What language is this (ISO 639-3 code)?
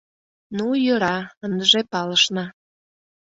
chm